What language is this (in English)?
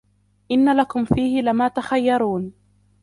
Arabic